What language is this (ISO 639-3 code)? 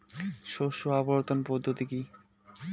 ben